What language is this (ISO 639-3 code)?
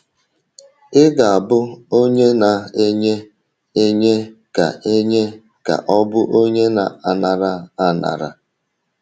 ibo